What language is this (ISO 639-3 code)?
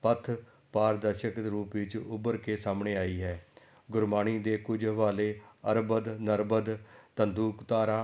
pan